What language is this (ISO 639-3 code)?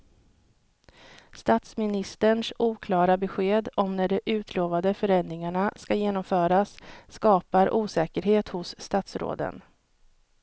swe